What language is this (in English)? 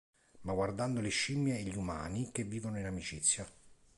Italian